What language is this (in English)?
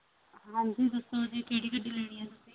Punjabi